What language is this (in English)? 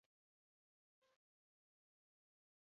Basque